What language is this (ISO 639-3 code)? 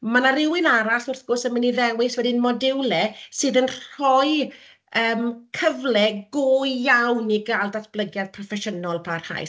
cym